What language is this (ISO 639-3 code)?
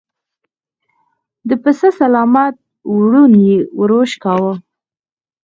pus